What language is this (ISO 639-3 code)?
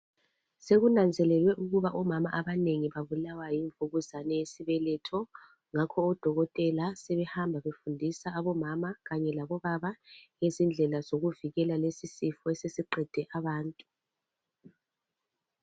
nde